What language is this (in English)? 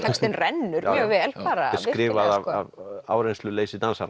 Icelandic